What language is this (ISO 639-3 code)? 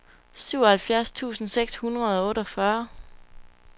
dan